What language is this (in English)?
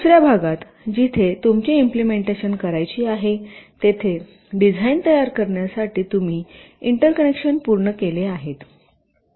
Marathi